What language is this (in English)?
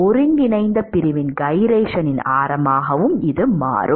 Tamil